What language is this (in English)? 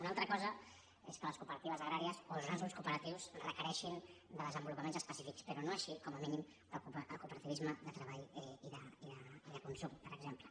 Catalan